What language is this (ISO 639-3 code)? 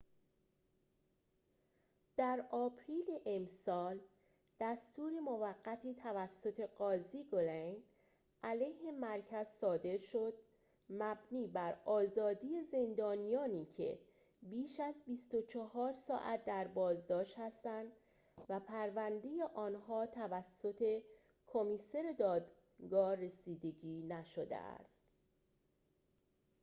fas